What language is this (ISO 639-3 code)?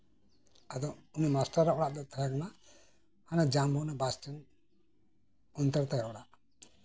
sat